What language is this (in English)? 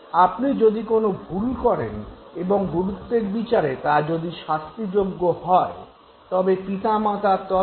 Bangla